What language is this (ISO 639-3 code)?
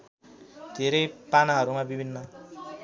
nep